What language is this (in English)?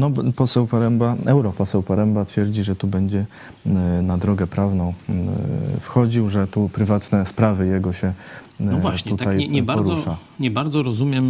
Polish